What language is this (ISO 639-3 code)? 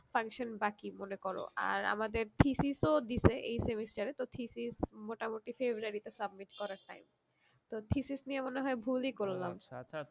ben